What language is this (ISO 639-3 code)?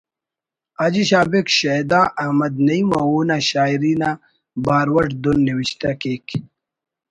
brh